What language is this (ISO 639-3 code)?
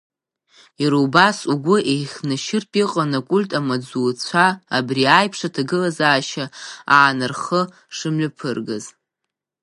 abk